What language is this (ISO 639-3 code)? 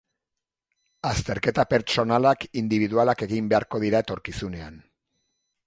eus